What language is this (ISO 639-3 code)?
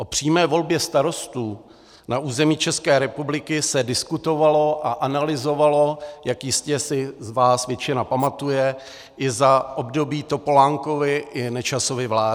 ces